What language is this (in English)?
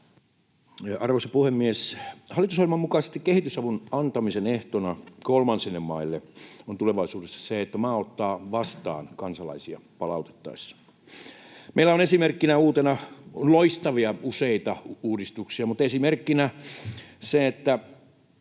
Finnish